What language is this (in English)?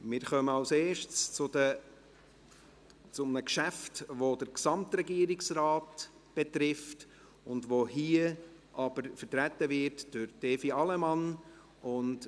Swiss German